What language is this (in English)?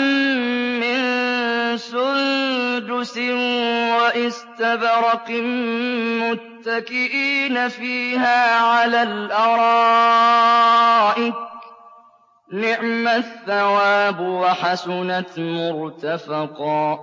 Arabic